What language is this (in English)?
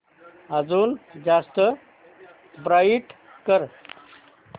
Marathi